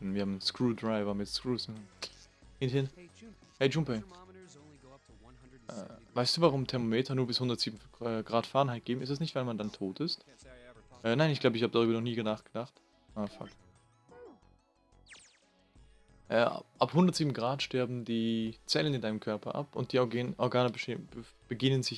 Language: German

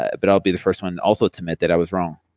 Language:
English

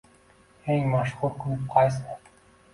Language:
Uzbek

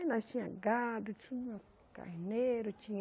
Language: Portuguese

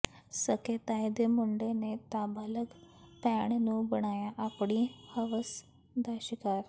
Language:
Punjabi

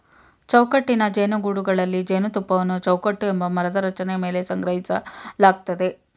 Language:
Kannada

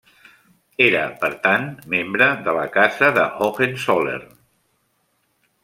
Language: Catalan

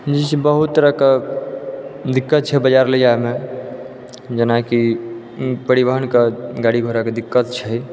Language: Maithili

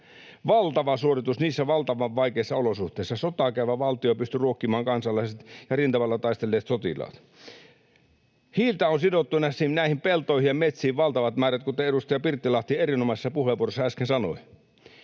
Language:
Finnish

